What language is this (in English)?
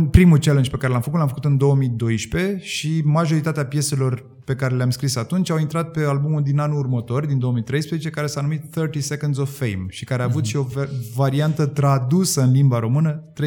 Romanian